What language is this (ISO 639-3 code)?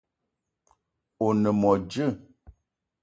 eto